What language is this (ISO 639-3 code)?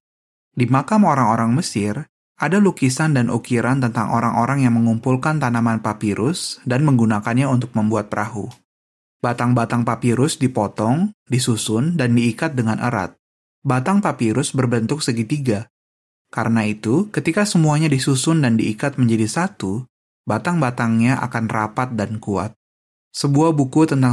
ind